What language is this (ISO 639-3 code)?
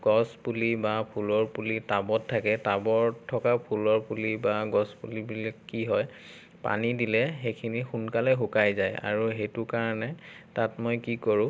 asm